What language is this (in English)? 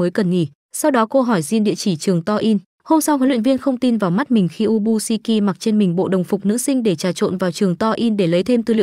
Vietnamese